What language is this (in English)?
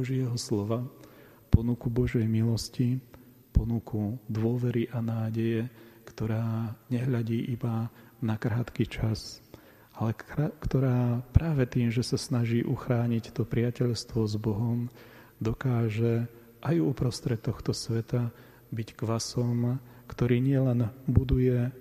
Slovak